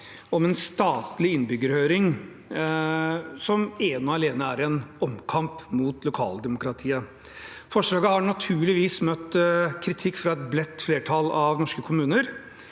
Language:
Norwegian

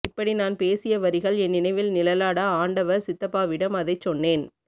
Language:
Tamil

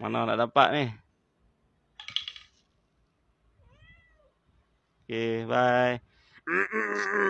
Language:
Malay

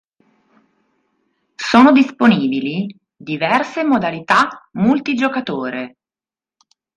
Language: Italian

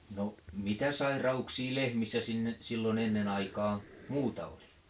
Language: Finnish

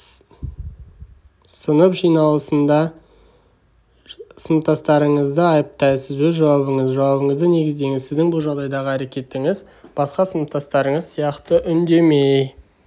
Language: Kazakh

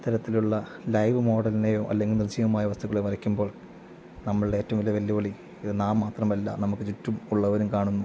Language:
Malayalam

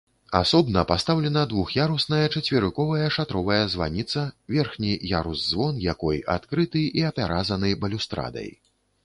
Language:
Belarusian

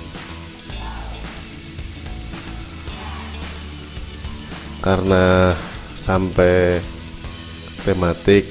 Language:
Indonesian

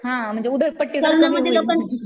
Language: Marathi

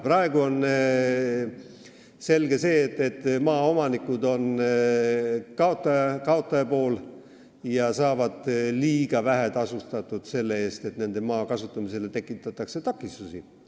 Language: Estonian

